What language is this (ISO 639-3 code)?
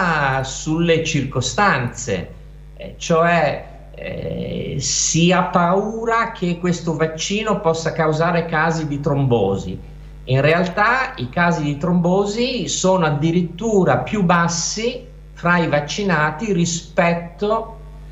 ita